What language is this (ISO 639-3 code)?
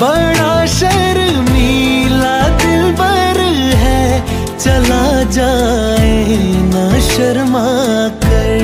hin